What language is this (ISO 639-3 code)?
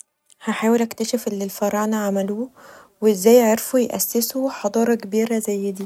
arz